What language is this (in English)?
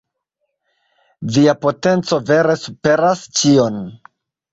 Esperanto